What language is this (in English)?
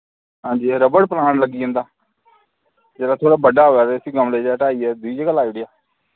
Dogri